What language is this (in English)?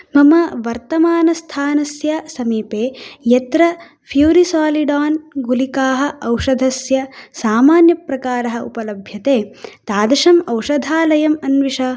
Sanskrit